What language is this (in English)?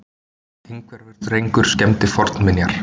Icelandic